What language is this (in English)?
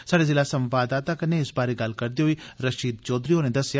Dogri